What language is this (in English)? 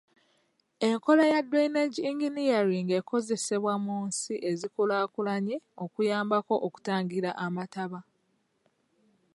Ganda